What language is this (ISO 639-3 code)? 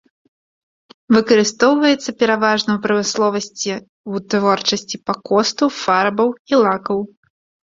bel